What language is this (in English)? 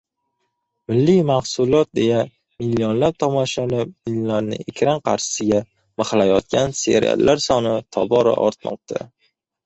Uzbek